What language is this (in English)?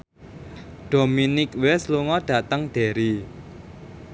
Javanese